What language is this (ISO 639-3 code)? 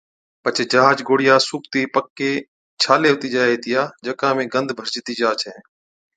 odk